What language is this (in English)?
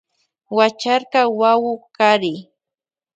Loja Highland Quichua